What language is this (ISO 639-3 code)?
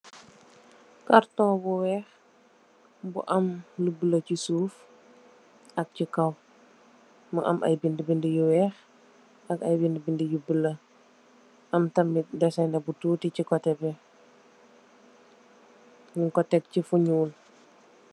wol